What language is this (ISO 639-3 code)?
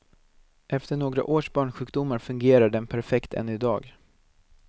swe